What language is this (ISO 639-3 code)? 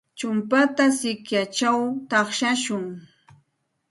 qxt